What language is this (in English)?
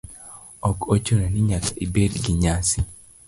Luo (Kenya and Tanzania)